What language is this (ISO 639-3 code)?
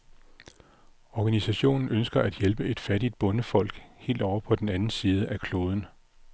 dan